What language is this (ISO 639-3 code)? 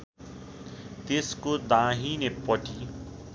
nep